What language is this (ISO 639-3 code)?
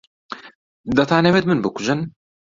ckb